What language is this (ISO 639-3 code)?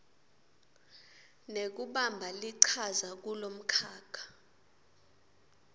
ssw